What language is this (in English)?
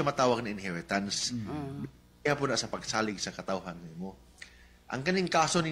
Filipino